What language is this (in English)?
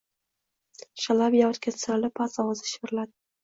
Uzbek